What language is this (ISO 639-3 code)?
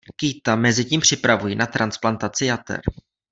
ces